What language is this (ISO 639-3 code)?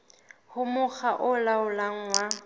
sot